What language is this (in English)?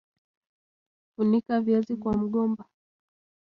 Swahili